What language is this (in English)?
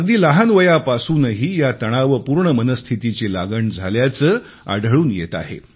Marathi